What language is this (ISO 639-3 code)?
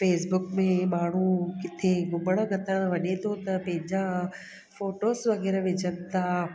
snd